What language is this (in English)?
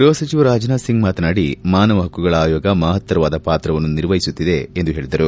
Kannada